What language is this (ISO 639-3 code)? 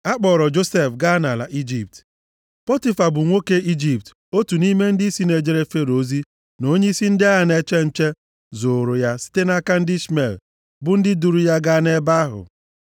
ibo